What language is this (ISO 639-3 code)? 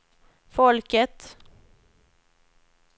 swe